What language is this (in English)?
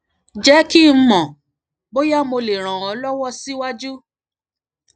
Yoruba